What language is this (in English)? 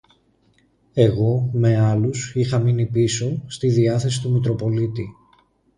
Greek